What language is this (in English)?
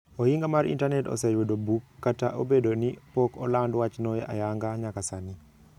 Luo (Kenya and Tanzania)